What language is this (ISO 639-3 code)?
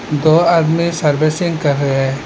hin